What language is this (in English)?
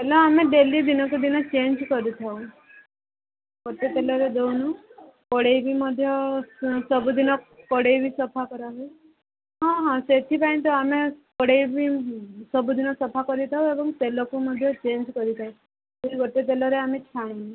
Odia